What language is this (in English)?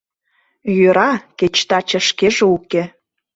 Mari